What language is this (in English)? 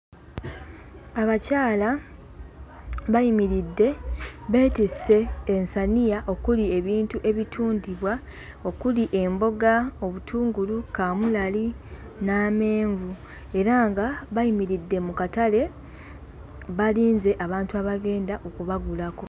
Ganda